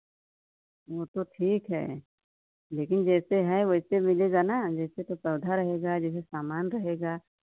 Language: Hindi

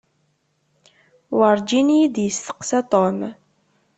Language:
Kabyle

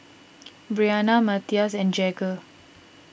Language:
English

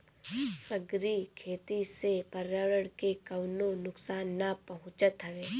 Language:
Bhojpuri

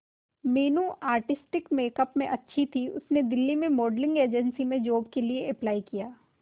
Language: Hindi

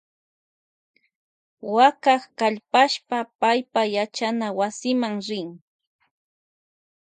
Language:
Loja Highland Quichua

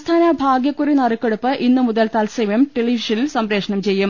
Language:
Malayalam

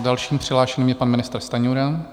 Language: Czech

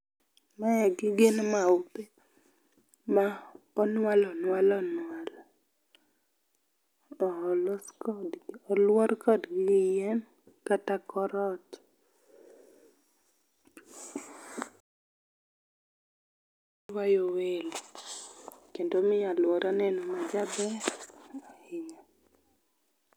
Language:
Luo (Kenya and Tanzania)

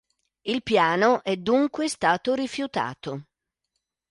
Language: Italian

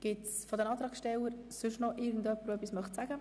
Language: Swiss German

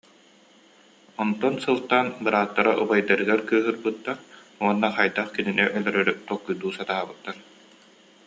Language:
Yakut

